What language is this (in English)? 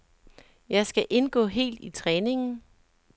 Danish